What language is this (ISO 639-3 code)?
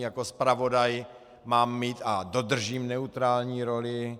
ces